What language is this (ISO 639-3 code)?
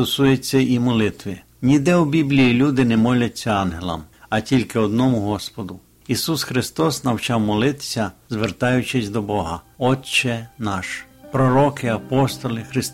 ukr